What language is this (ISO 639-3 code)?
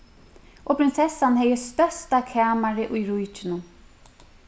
fao